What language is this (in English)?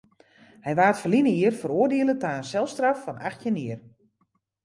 Western Frisian